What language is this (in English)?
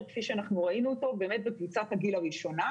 Hebrew